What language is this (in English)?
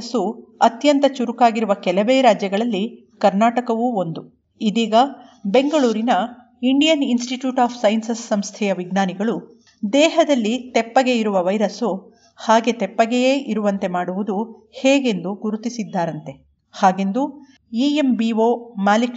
Kannada